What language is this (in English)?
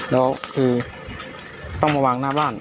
Thai